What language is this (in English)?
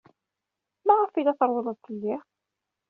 Kabyle